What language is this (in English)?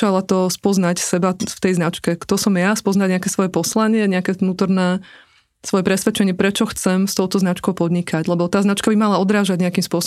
Slovak